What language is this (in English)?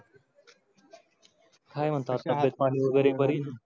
Marathi